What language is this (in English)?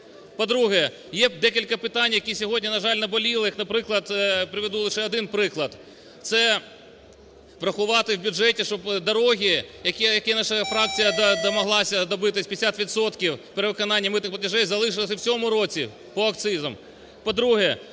Ukrainian